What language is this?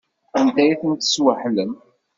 Kabyle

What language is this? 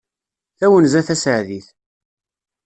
Kabyle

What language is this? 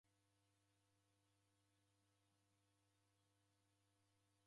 Taita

